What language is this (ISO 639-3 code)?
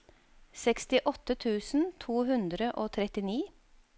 nor